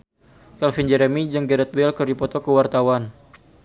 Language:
Sundanese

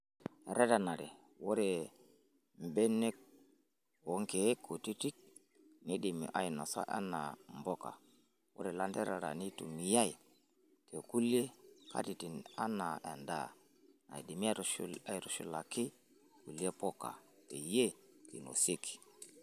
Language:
Masai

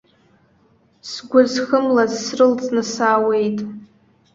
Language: Abkhazian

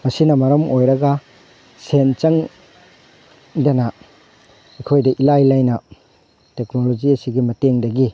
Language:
Manipuri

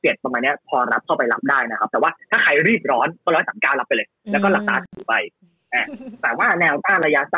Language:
Thai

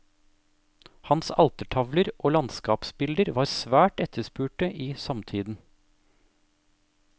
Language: Norwegian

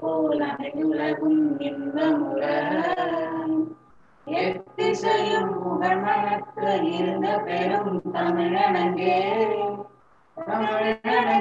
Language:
Indonesian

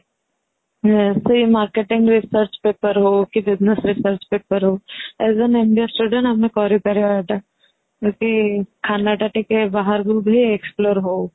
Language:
Odia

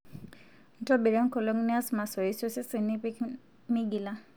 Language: Masai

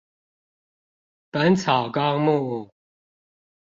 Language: Chinese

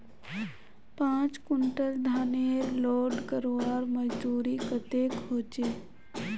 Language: Magahi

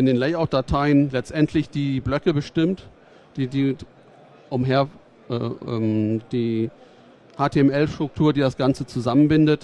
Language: German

